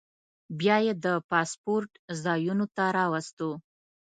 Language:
Pashto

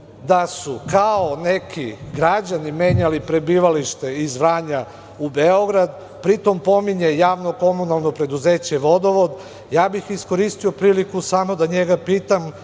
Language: Serbian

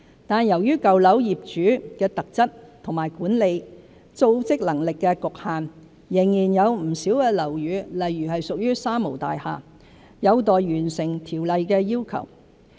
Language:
Cantonese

